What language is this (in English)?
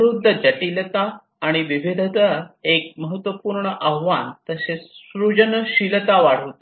Marathi